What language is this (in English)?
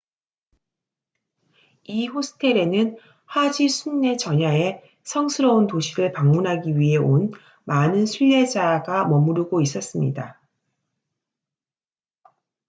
Korean